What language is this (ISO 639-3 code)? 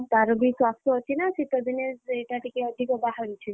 ori